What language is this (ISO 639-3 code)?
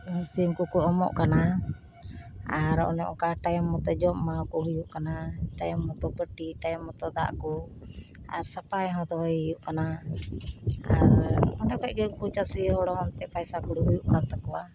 sat